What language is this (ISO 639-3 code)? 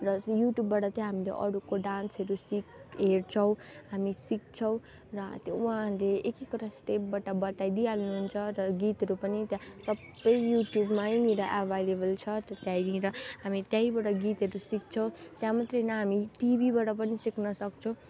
nep